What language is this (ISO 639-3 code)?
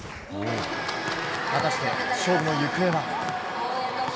jpn